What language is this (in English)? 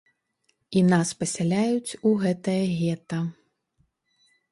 Belarusian